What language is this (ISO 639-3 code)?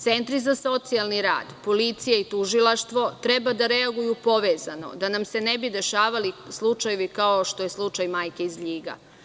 srp